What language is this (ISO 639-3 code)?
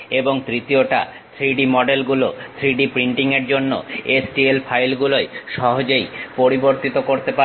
ben